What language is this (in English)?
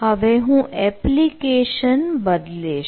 Gujarati